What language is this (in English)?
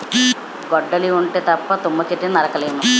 Telugu